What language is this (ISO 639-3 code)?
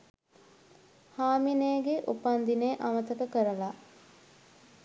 sin